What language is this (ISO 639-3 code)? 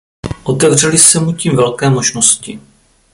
ces